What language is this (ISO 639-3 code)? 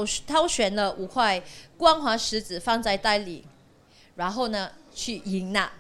zho